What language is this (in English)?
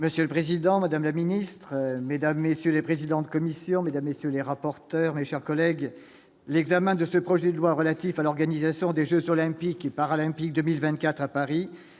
French